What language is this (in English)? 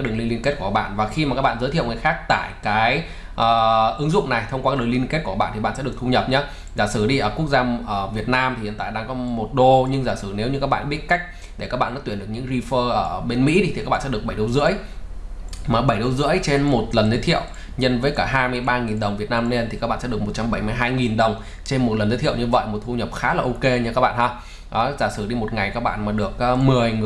Vietnamese